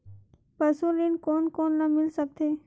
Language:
Chhattisgarhi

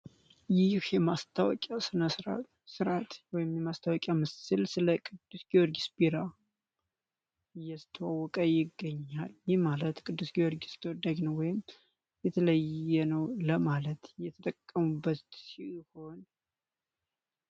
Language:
Amharic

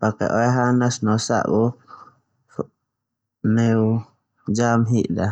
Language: Termanu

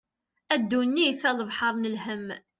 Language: Kabyle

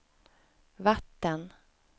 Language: Swedish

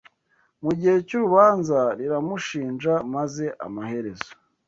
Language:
Kinyarwanda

